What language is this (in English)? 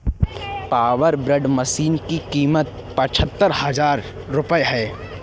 Hindi